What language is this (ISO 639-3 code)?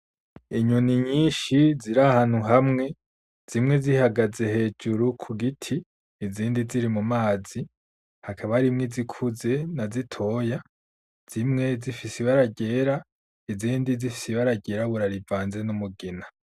run